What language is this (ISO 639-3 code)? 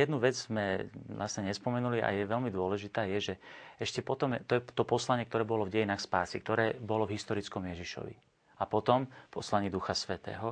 slk